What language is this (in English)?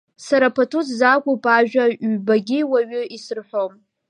Abkhazian